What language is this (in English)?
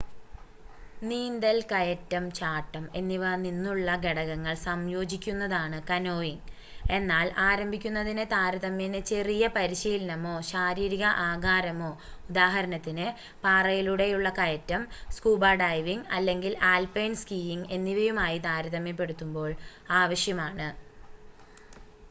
Malayalam